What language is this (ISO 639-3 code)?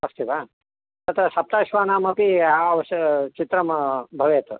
san